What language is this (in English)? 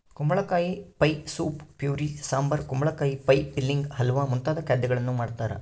Kannada